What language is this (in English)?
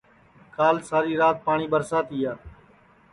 Sansi